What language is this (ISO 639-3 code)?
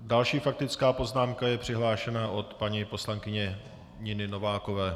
ces